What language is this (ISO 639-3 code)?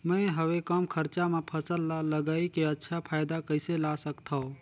hne